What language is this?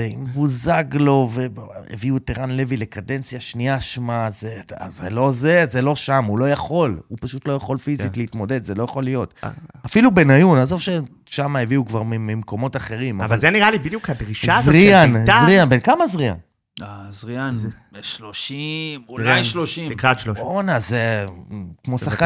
Hebrew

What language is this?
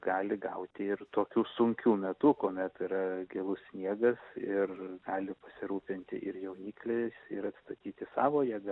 Lithuanian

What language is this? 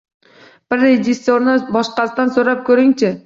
Uzbek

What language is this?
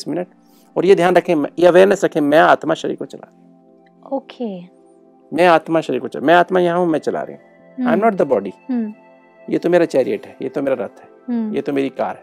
Hindi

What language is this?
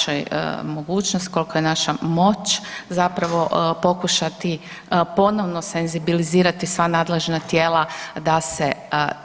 Croatian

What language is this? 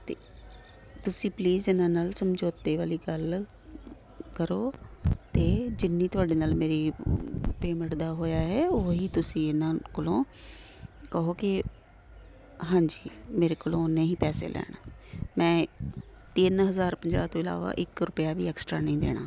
Punjabi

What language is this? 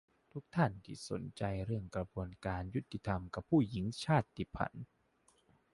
Thai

